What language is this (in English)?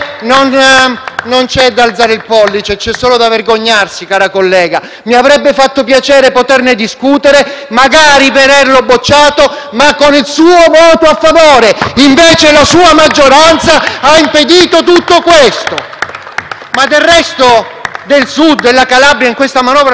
Italian